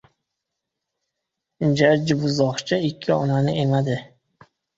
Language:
Uzbek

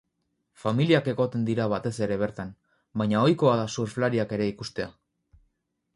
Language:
Basque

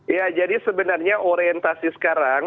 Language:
Indonesian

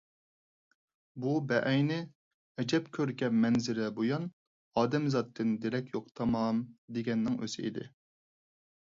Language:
Uyghur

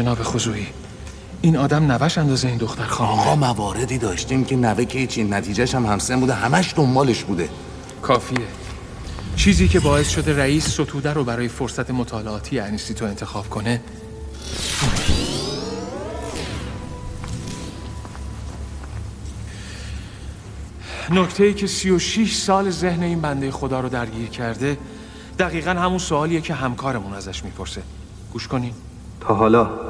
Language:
Persian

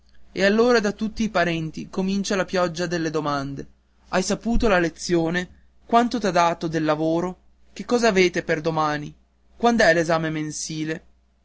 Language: Italian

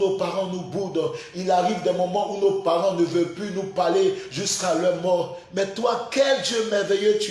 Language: French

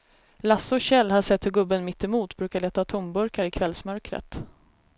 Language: Swedish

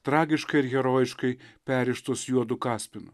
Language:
Lithuanian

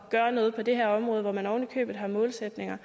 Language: Danish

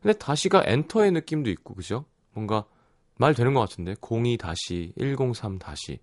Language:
Korean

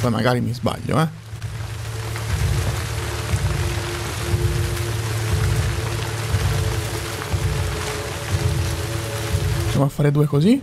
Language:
Italian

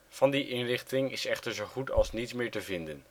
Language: Dutch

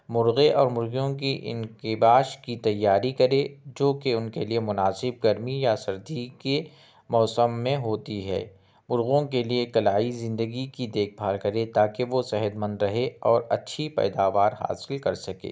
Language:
Urdu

